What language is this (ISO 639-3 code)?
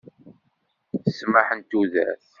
kab